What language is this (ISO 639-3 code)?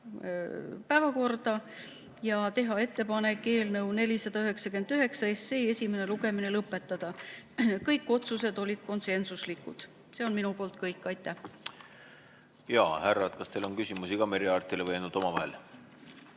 est